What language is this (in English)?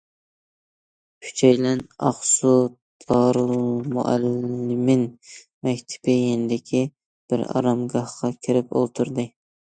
Uyghur